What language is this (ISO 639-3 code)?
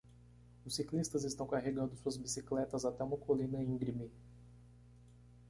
por